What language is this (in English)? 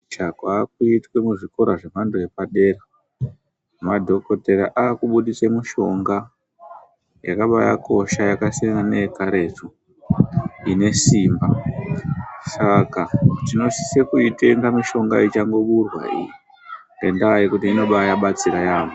Ndau